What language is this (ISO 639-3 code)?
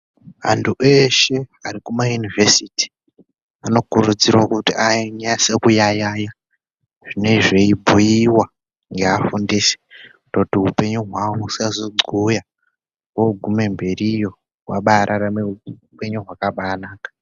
ndc